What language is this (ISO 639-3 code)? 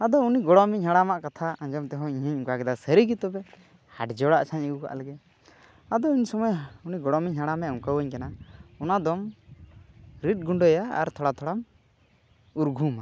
sat